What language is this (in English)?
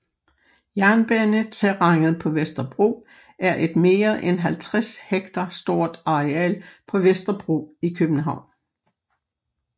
Danish